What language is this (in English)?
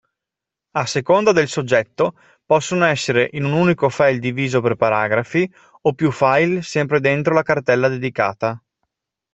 Italian